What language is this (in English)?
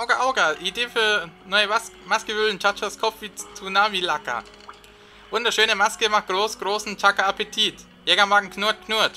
German